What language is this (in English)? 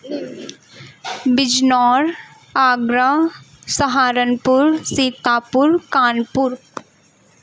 Urdu